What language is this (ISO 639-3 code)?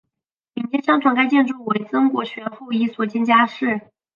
zho